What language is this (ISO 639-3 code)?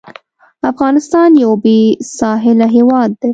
pus